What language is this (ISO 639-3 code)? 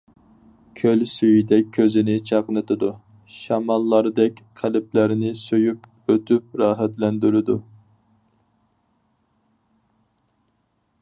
uig